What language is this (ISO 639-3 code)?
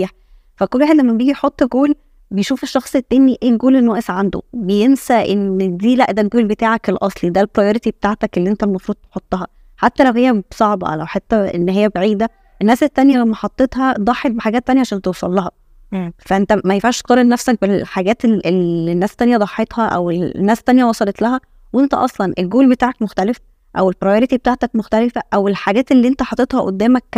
ara